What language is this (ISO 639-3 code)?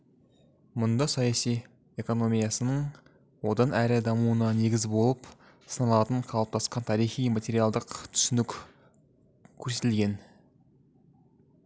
kaz